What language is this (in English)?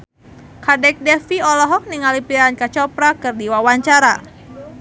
Sundanese